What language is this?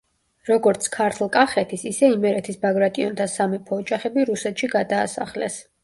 Georgian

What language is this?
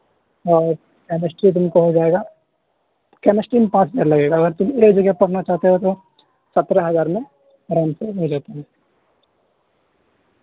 Urdu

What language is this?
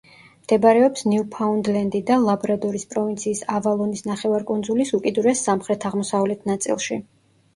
Georgian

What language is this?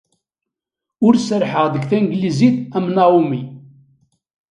Kabyle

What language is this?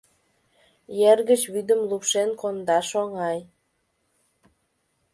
Mari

